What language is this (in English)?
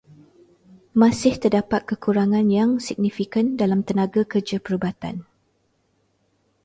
Malay